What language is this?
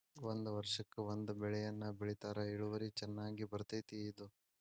Kannada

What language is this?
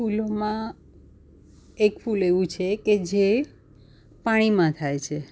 Gujarati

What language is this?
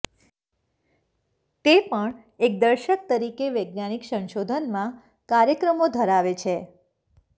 Gujarati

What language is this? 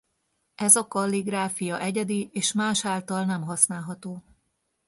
Hungarian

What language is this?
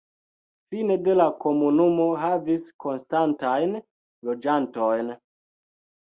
Esperanto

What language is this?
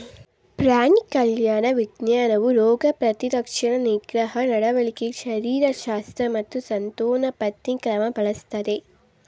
Kannada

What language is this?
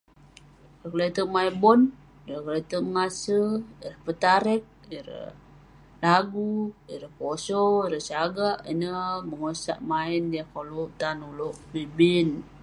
Western Penan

